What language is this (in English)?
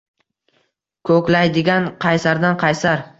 Uzbek